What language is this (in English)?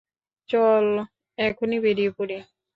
Bangla